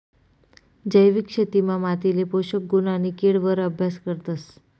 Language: Marathi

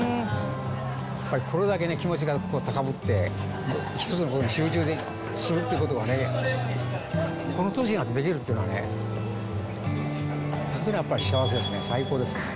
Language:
Japanese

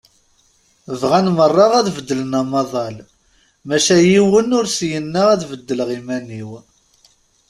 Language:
Kabyle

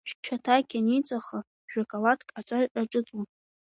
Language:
Abkhazian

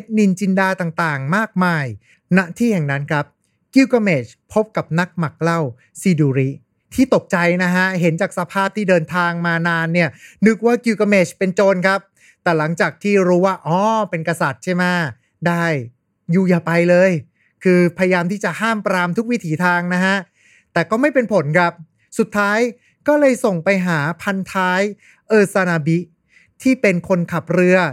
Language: Thai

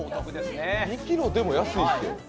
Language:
Japanese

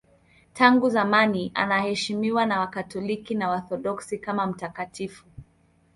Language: Swahili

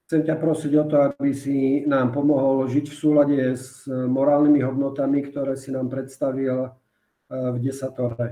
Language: Slovak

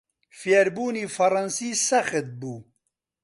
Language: Central Kurdish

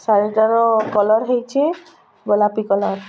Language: Odia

